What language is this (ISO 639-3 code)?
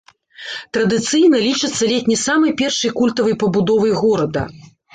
bel